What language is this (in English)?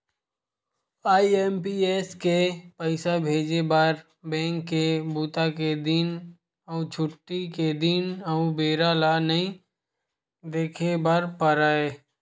Chhattisgarhi